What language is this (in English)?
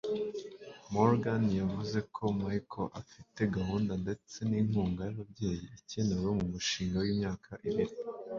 Kinyarwanda